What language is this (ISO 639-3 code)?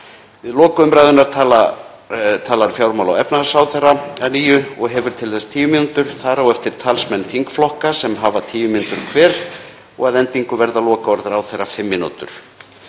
isl